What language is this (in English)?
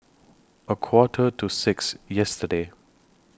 English